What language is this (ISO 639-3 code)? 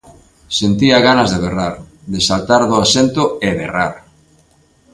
glg